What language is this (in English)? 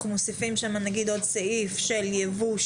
Hebrew